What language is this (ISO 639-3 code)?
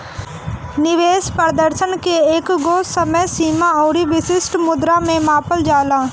bho